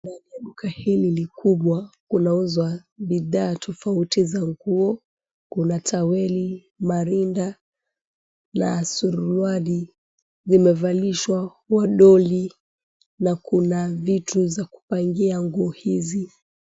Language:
Swahili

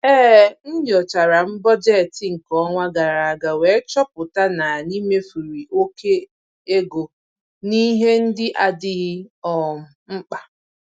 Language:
Igbo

